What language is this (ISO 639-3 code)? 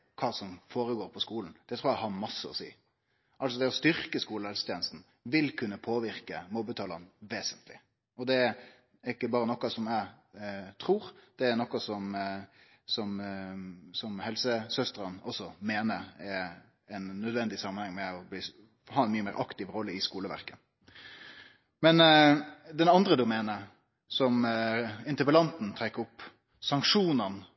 nno